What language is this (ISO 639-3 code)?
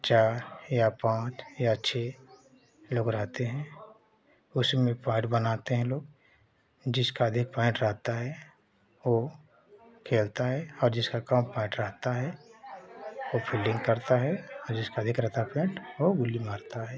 hin